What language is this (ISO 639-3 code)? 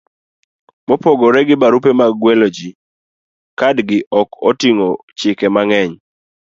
luo